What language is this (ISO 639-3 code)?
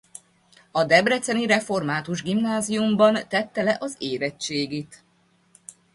hun